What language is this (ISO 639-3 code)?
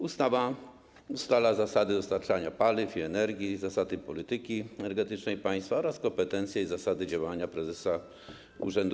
pol